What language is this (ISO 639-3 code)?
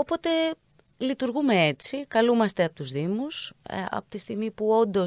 ell